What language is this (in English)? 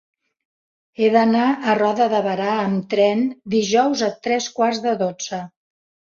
Catalan